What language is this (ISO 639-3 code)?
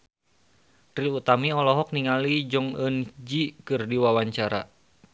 sun